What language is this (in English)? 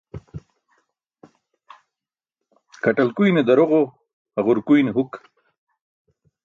Burushaski